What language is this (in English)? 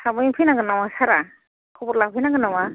Bodo